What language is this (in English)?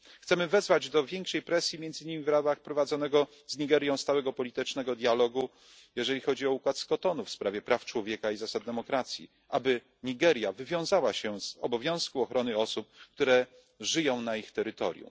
Polish